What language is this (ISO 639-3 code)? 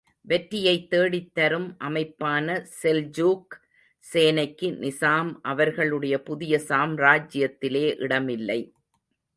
tam